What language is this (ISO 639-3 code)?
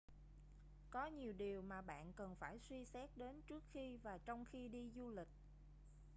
vie